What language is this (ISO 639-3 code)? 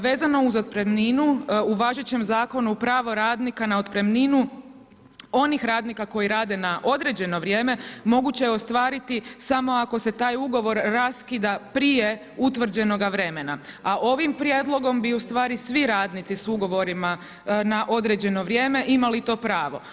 hrv